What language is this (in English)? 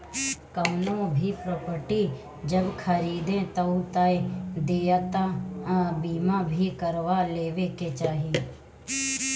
Bhojpuri